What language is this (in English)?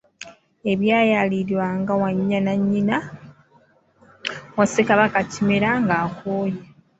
Ganda